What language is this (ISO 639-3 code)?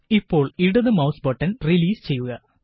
mal